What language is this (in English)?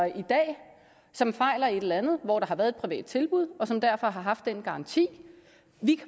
Danish